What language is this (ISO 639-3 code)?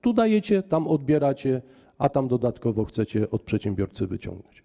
pol